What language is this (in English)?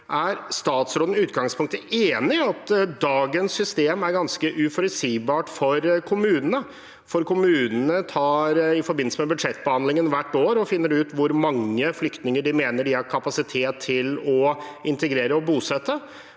Norwegian